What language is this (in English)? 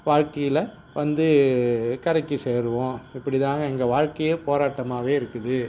Tamil